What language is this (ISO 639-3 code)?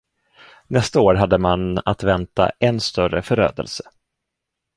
swe